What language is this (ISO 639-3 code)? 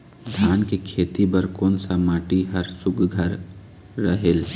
hne